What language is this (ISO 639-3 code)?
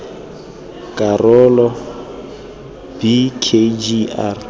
tsn